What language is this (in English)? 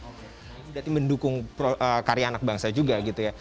Indonesian